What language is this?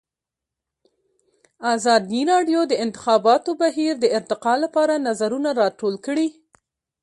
Pashto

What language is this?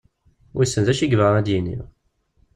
Kabyle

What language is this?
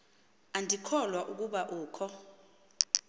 Xhosa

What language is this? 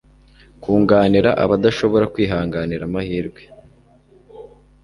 Kinyarwanda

